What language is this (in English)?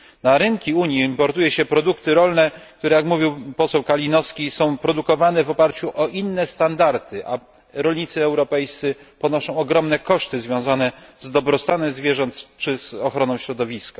Polish